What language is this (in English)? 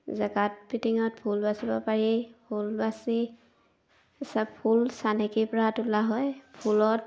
Assamese